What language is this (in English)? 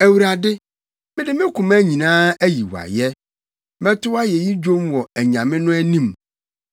Akan